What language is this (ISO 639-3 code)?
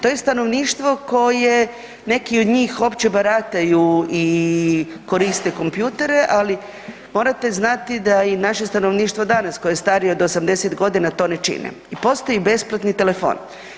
hrv